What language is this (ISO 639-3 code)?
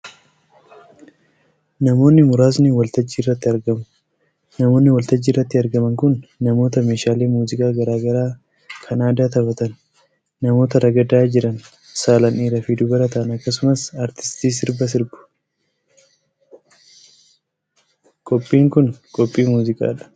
orm